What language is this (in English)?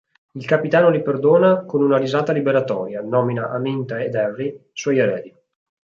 Italian